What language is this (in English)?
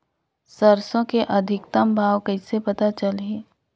Chhattisgarhi